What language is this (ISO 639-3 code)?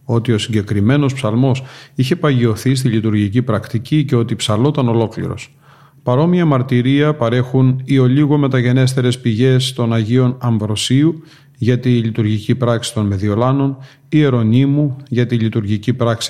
ell